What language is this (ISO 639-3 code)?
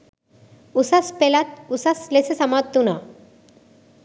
sin